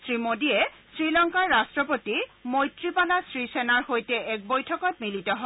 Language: Assamese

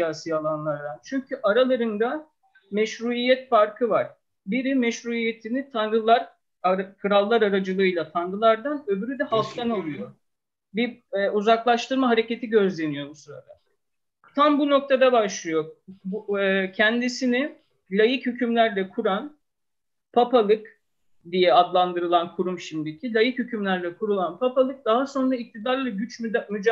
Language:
Turkish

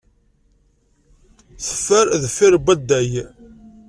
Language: Kabyle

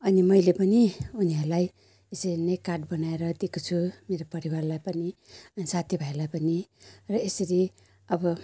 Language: Nepali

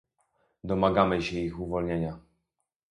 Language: Polish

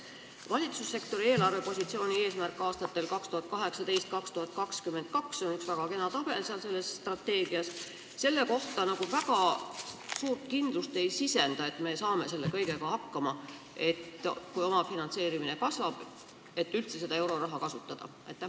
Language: Estonian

